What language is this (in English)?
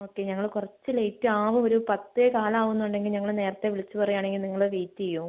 Malayalam